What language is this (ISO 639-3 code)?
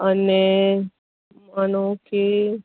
guj